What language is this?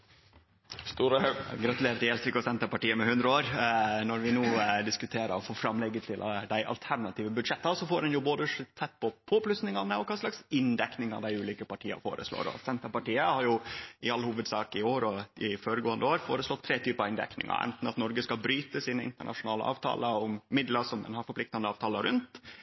Norwegian Nynorsk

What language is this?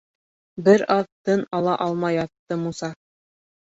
Bashkir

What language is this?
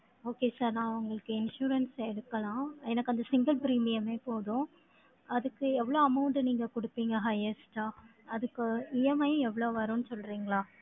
Tamil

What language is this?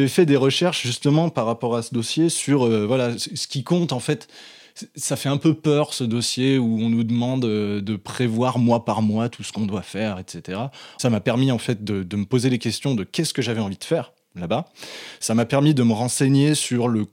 French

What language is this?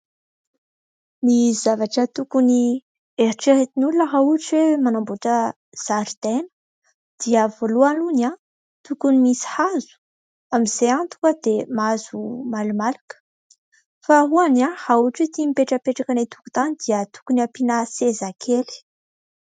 Malagasy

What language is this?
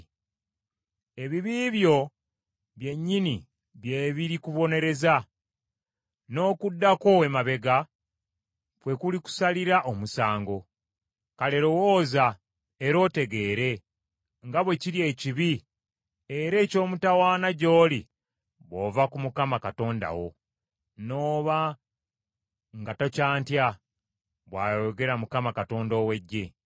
Ganda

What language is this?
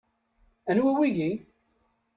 Kabyle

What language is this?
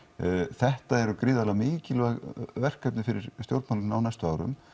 Icelandic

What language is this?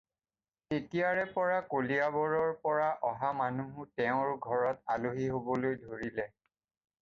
Assamese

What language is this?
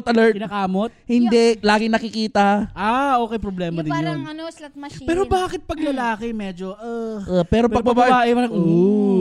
Filipino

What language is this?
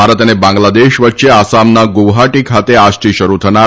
Gujarati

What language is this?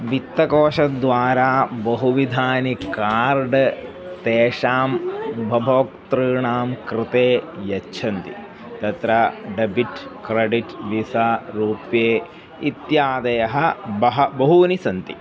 Sanskrit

